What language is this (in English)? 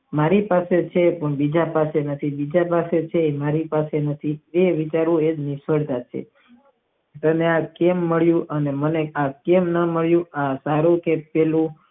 Gujarati